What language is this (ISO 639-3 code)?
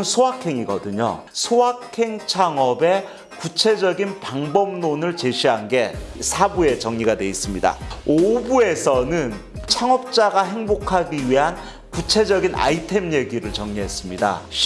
kor